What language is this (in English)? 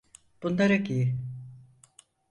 Turkish